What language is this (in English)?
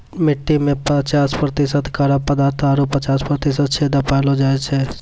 Maithili